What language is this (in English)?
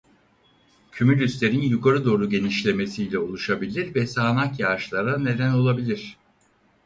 Turkish